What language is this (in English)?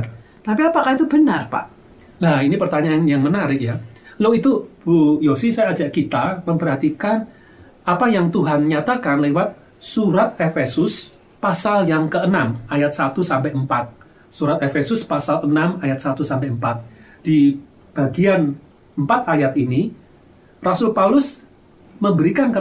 Indonesian